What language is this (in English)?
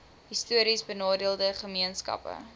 Afrikaans